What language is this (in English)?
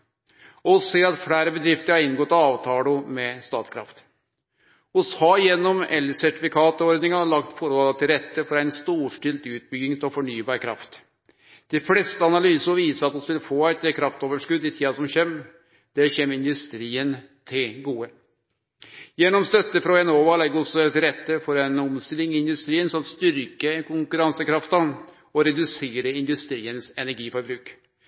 Norwegian Nynorsk